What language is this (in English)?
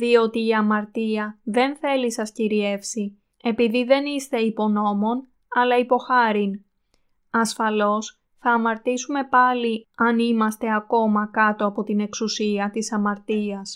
Greek